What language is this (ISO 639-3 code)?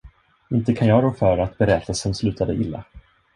swe